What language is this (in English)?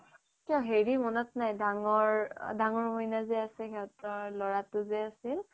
Assamese